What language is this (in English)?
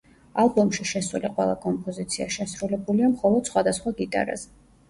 Georgian